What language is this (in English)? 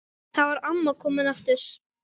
Icelandic